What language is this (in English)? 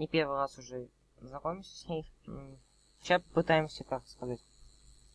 Russian